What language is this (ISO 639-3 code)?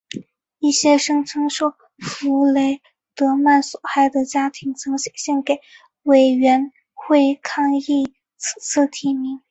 zho